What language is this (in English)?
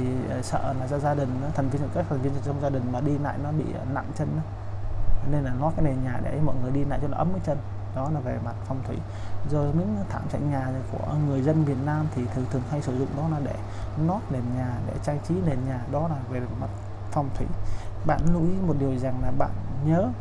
Vietnamese